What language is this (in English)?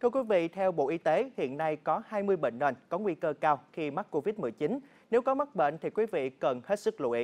Vietnamese